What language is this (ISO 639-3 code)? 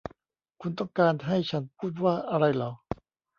tha